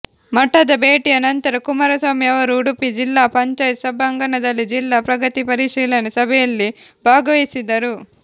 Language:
Kannada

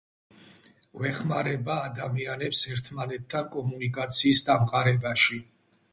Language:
Georgian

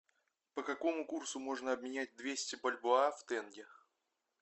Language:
Russian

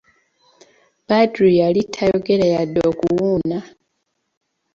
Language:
Ganda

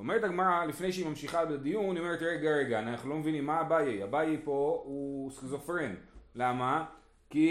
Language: Hebrew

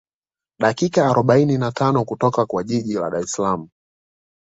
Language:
Swahili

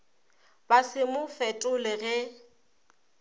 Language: Northern Sotho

